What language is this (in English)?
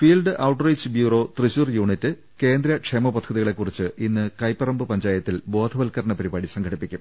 Malayalam